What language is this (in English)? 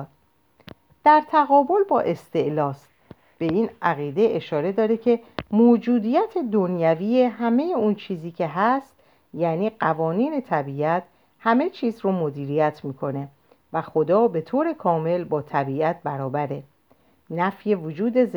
Persian